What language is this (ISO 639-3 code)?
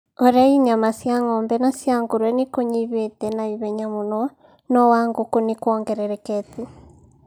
kik